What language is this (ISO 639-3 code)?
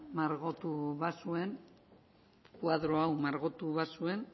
eus